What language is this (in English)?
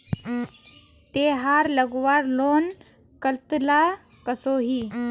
Magahi